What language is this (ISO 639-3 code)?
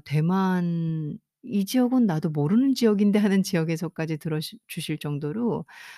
kor